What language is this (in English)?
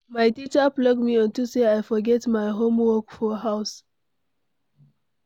Nigerian Pidgin